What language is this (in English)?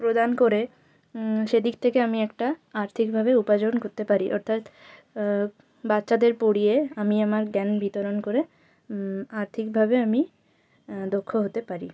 Bangla